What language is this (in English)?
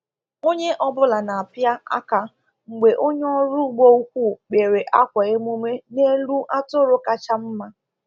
Igbo